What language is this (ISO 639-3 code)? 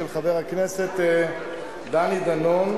heb